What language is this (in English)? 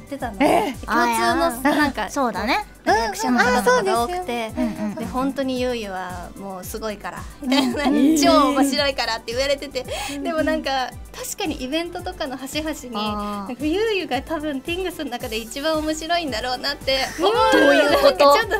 Japanese